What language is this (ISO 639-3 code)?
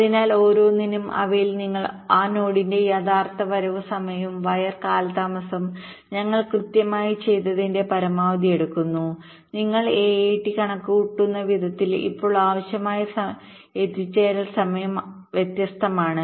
mal